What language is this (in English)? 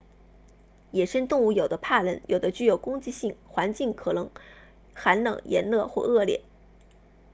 Chinese